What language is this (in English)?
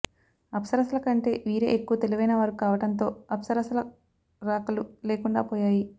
Telugu